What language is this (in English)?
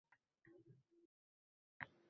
Uzbek